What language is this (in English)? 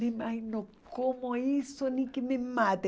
Portuguese